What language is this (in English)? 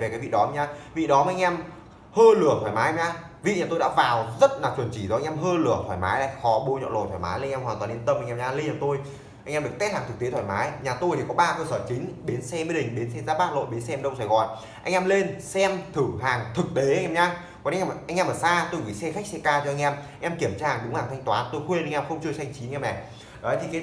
Vietnamese